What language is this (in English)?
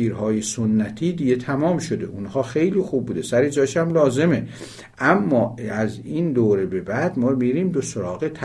Persian